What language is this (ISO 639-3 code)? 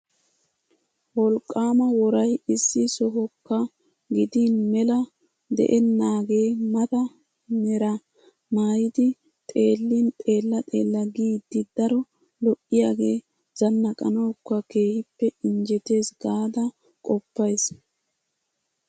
wal